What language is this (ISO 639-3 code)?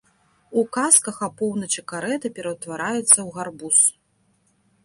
bel